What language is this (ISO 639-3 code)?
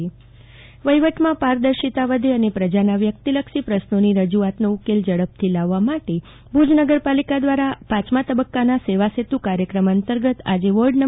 guj